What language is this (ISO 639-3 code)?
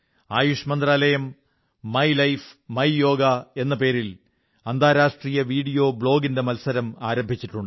mal